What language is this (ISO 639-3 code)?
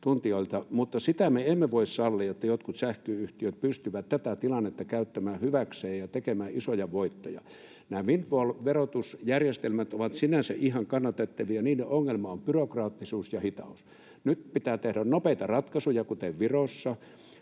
fin